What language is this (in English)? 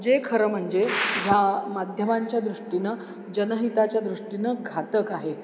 Marathi